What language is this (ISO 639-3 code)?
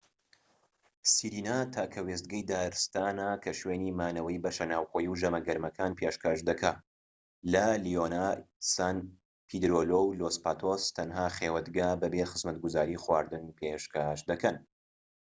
ckb